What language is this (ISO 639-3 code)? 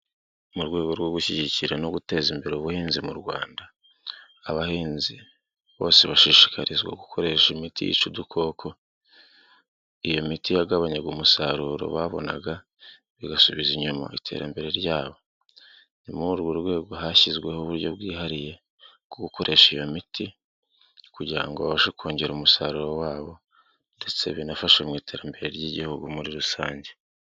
kin